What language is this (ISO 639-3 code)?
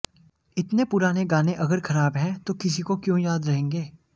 hin